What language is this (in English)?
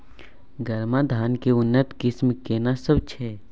Maithili